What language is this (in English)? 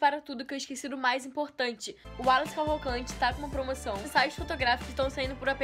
Portuguese